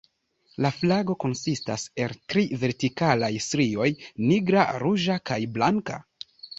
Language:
Esperanto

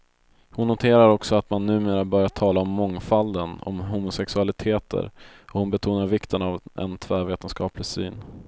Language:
Swedish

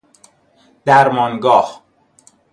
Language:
Persian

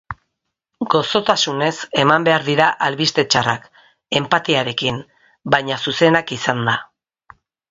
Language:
Basque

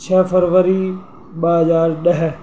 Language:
Sindhi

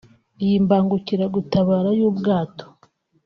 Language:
Kinyarwanda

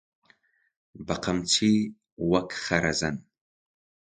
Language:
Central Kurdish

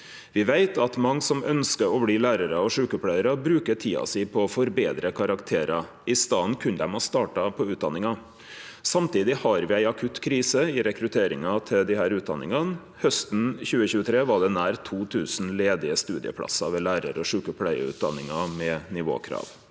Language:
Norwegian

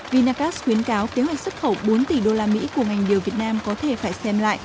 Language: Vietnamese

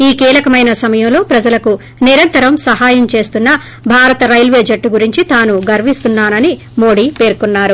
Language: Telugu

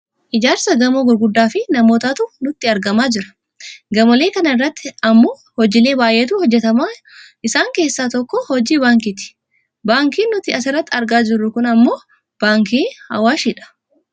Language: Oromo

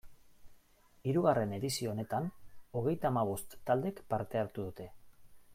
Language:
Basque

